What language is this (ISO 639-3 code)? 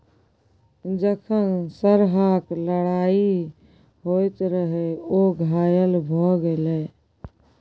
mai